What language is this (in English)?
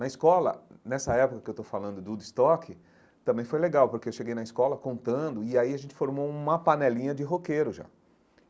Portuguese